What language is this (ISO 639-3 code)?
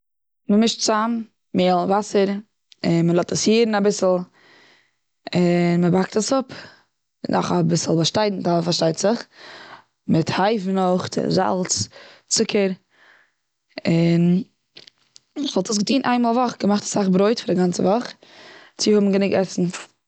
yid